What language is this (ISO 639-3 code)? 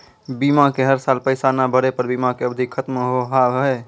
mai